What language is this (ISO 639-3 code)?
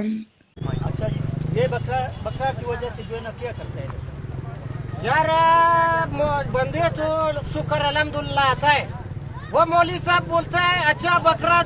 spa